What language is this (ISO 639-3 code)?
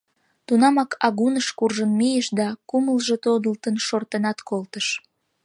chm